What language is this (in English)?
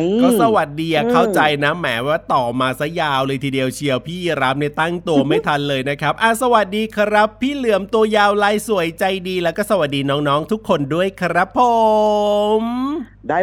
Thai